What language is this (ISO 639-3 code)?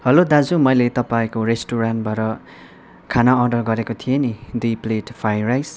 nep